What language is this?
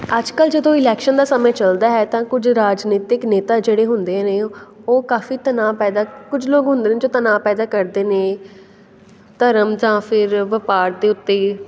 Punjabi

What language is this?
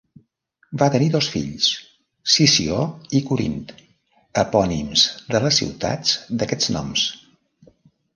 Catalan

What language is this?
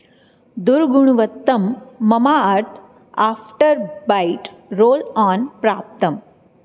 Sanskrit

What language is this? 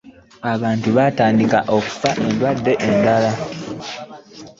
Ganda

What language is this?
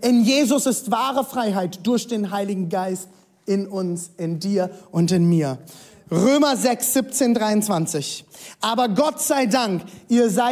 German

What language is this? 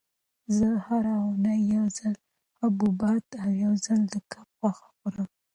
Pashto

